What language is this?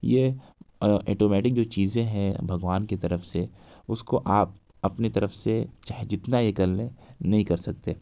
Urdu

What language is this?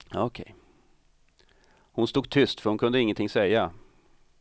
Swedish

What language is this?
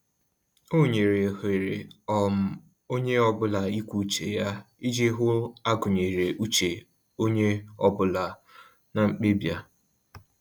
Igbo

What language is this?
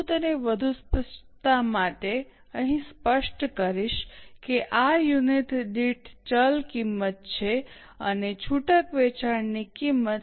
Gujarati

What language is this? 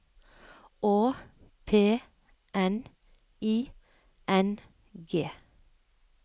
Norwegian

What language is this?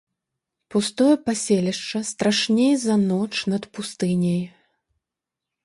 Belarusian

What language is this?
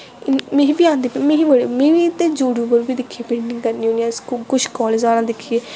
Dogri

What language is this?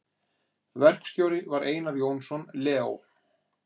Icelandic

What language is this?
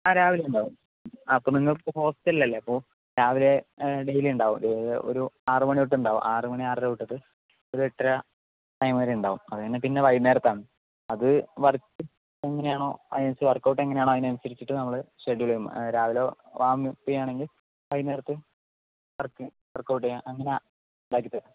Malayalam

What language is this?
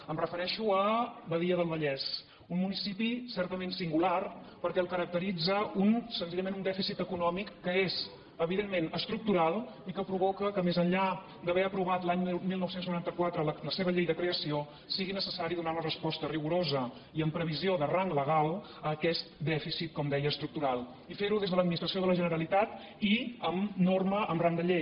Catalan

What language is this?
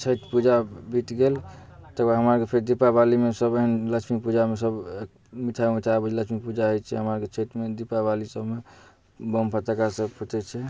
Maithili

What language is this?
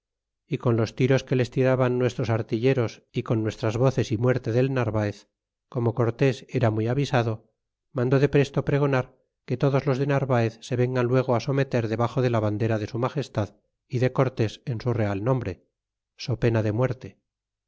Spanish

